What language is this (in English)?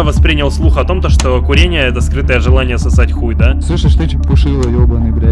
Russian